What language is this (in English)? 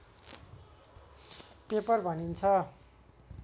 Nepali